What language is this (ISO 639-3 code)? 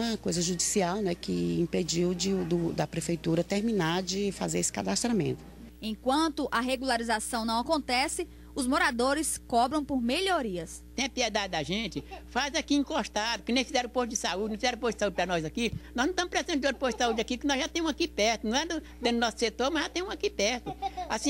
por